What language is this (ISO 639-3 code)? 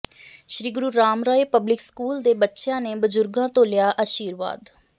pan